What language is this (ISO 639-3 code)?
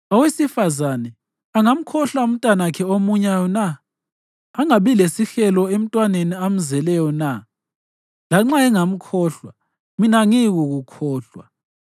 nde